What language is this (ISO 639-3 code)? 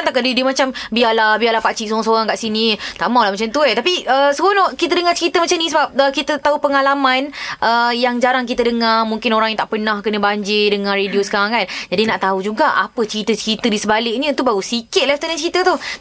msa